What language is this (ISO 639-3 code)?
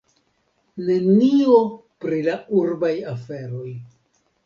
epo